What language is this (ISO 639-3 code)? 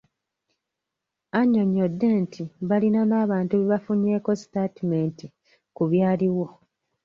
lug